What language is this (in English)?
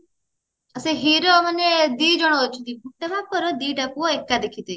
Odia